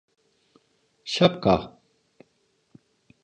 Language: Turkish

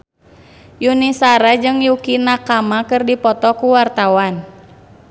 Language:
Sundanese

